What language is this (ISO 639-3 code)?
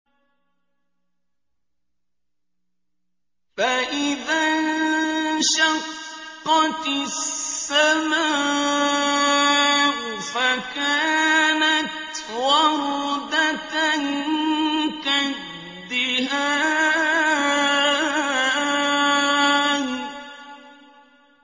ara